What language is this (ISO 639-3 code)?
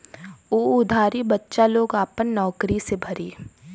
bho